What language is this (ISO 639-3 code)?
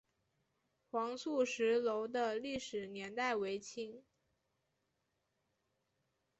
zho